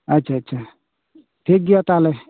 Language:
Santali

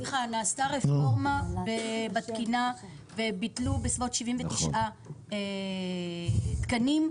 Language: Hebrew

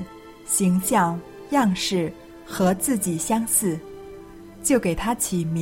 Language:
Chinese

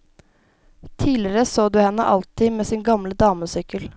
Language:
Norwegian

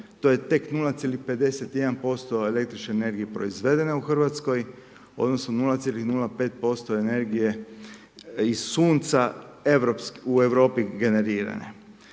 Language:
Croatian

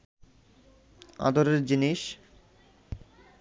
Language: Bangla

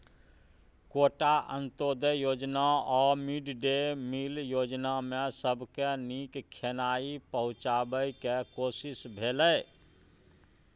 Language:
Maithili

